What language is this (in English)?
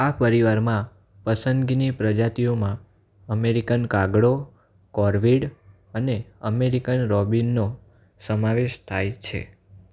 Gujarati